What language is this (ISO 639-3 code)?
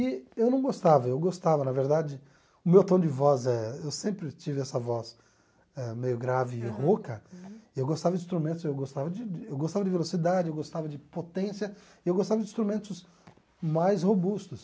por